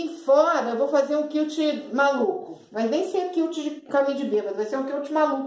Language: Portuguese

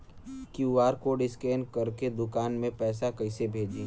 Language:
Bhojpuri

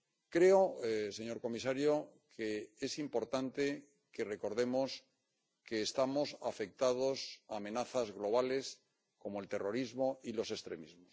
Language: Spanish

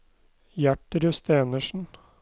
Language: Norwegian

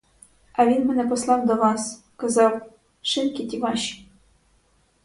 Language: Ukrainian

